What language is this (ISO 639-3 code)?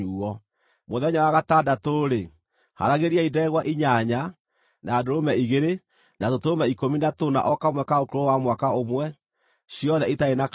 kik